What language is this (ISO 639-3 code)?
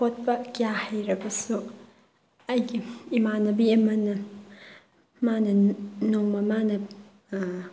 mni